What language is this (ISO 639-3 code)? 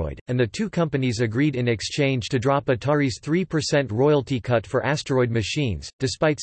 eng